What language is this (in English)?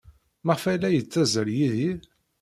Kabyle